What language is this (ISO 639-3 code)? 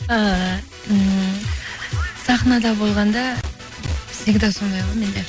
kaz